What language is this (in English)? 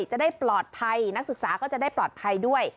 Thai